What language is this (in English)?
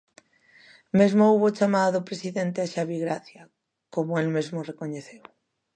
Galician